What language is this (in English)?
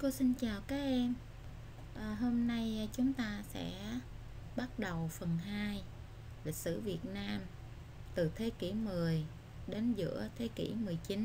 Vietnamese